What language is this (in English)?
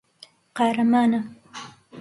Central Kurdish